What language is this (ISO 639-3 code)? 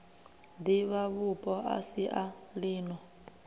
ven